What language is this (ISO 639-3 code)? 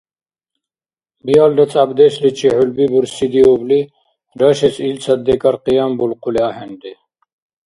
dar